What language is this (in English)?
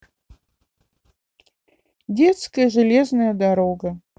Russian